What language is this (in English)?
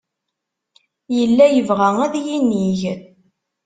Kabyle